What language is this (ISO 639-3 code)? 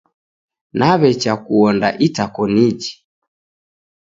dav